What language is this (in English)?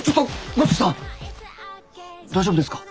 Japanese